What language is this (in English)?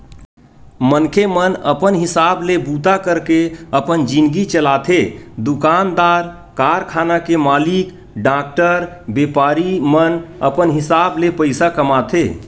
Chhattisgarhi